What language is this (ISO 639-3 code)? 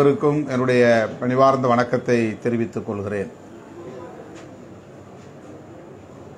tam